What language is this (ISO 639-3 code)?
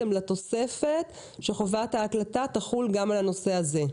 heb